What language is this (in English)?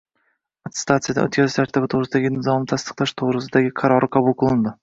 Uzbek